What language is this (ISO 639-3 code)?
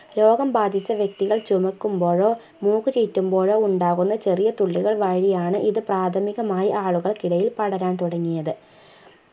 mal